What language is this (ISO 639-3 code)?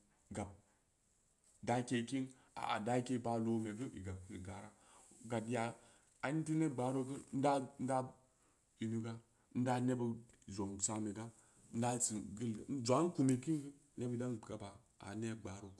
ndi